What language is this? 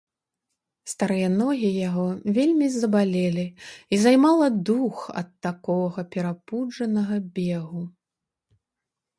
Belarusian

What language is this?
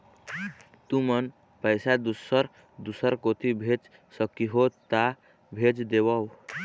Chhattisgarhi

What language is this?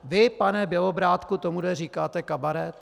Czech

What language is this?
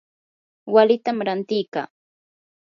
Yanahuanca Pasco Quechua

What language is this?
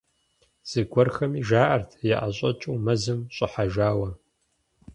Kabardian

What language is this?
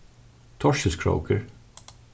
Faroese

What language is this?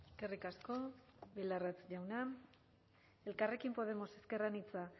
Basque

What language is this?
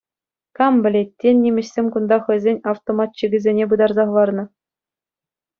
Chuvash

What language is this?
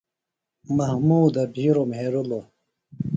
Phalura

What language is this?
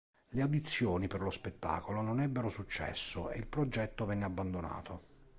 Italian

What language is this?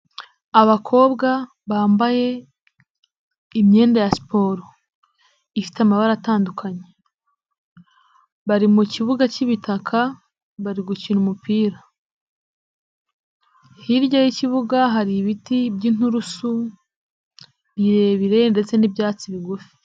Kinyarwanda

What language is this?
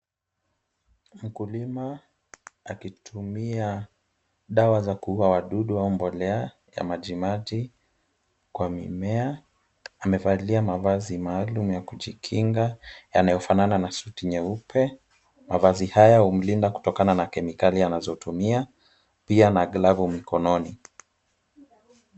Swahili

